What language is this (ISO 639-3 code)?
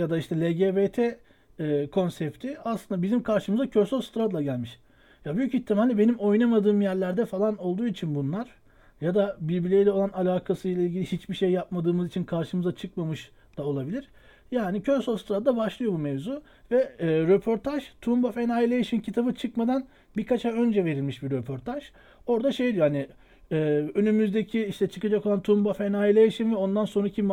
tur